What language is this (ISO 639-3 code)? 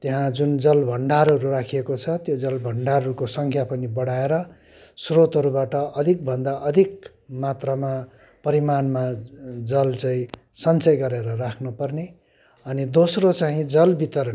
nep